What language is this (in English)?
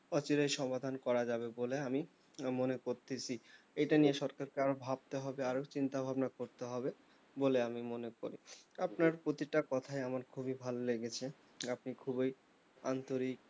Bangla